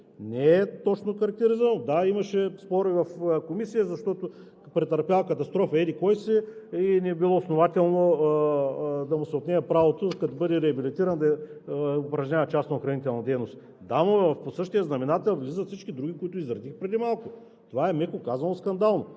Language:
Bulgarian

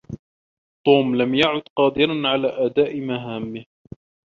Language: Arabic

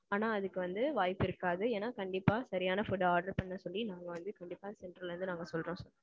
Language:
Tamil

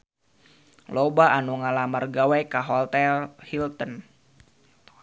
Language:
Sundanese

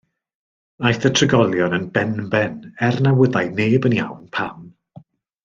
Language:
Welsh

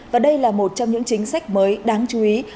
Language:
Vietnamese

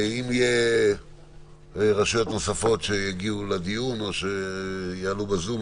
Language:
Hebrew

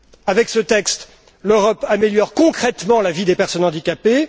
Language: French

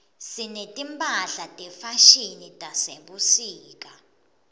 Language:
Swati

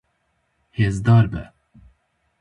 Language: Kurdish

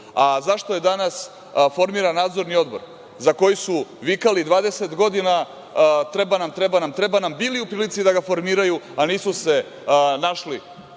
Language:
Serbian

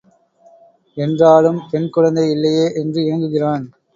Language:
Tamil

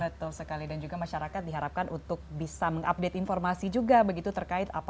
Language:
Indonesian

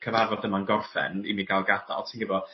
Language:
Welsh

